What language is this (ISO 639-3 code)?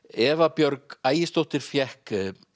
isl